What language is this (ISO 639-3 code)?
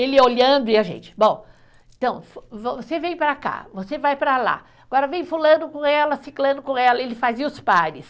por